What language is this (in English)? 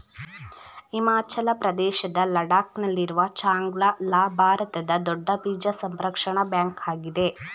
Kannada